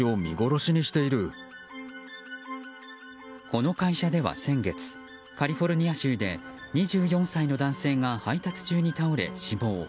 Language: Japanese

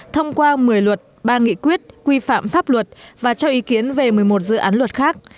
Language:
Vietnamese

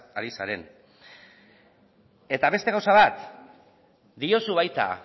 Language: Basque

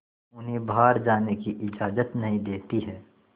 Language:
Hindi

